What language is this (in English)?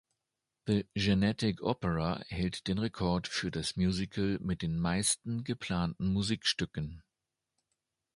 German